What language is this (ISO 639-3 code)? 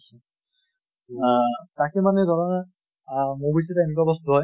asm